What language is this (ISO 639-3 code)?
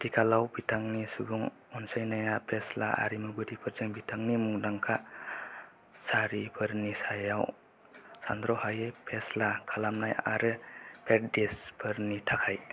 brx